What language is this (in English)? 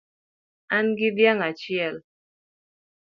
Luo (Kenya and Tanzania)